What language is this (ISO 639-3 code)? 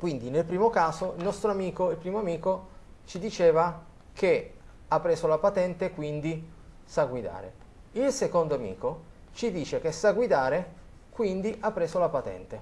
ita